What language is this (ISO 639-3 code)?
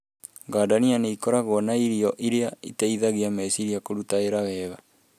kik